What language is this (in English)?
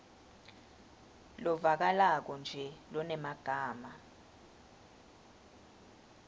Swati